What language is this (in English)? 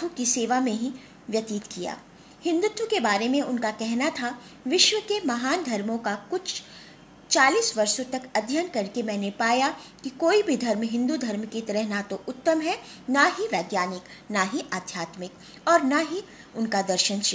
Hindi